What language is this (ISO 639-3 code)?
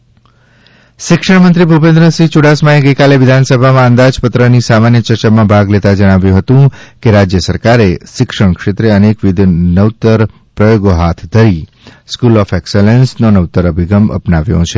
guj